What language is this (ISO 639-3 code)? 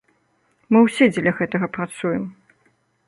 bel